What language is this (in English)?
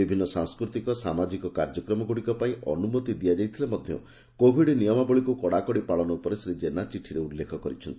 Odia